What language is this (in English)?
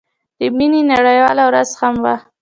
Pashto